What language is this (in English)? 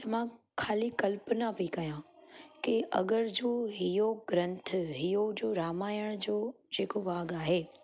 Sindhi